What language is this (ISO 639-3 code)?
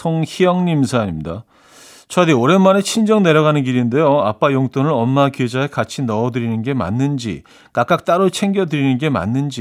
kor